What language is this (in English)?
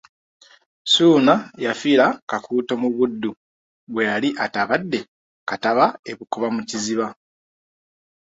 Ganda